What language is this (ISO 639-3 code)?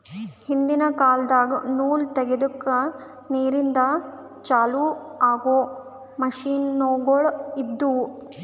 kan